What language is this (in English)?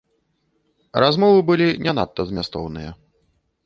Belarusian